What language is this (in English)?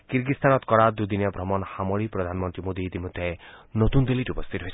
Assamese